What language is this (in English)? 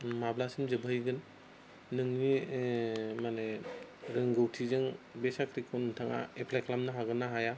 Bodo